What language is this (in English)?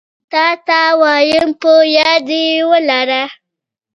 Pashto